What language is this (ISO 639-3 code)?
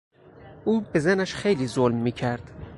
fas